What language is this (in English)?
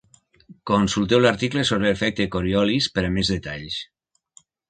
Catalan